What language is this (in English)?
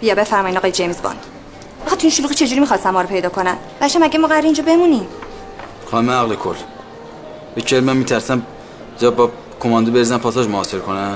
Persian